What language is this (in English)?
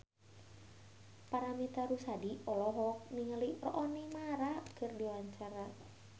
Sundanese